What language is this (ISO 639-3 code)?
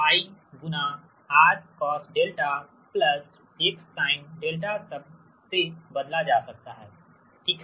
hin